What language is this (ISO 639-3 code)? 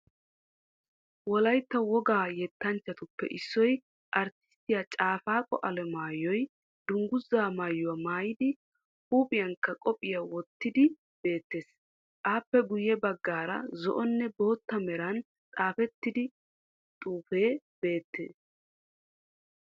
wal